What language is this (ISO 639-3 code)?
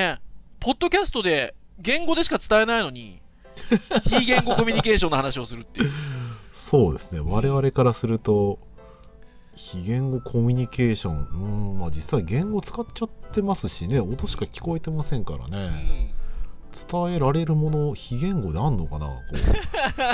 jpn